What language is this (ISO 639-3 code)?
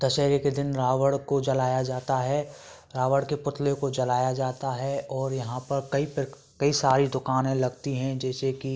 hin